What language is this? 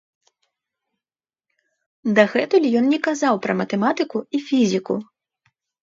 Belarusian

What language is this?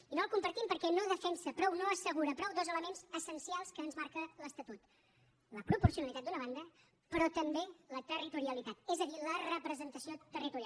Catalan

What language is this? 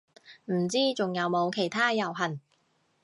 Cantonese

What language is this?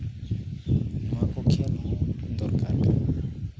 Santali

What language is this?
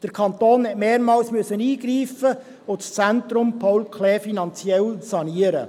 Swiss German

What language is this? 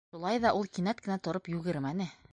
Bashkir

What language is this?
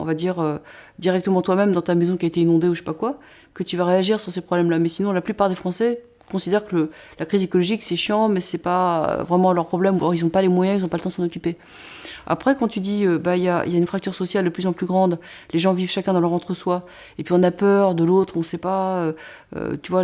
French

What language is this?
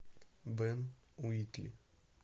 Russian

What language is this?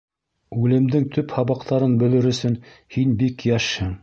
Bashkir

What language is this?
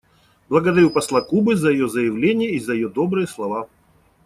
Russian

